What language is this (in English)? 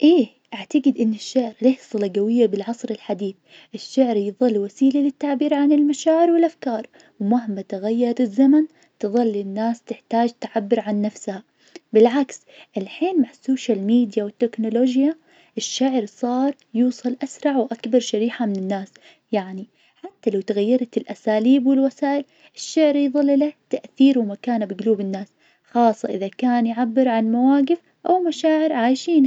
Najdi Arabic